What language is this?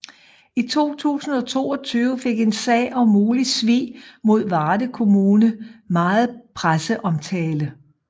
Danish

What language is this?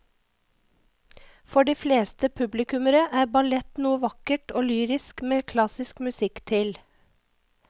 Norwegian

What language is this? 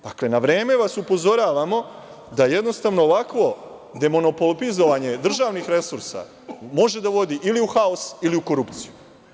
Serbian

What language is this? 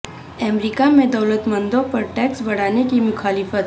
Urdu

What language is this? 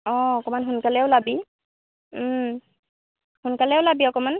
Assamese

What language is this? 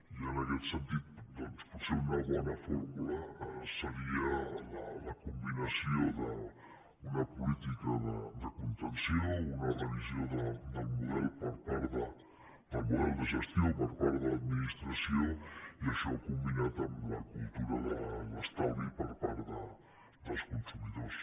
Catalan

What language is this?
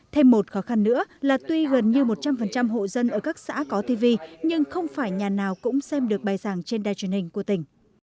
Vietnamese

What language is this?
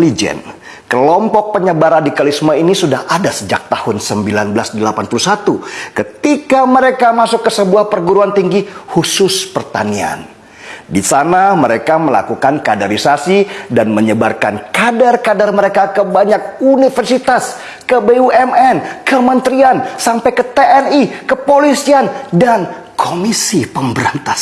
Indonesian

